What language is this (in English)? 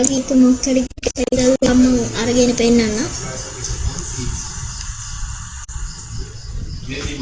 Sinhala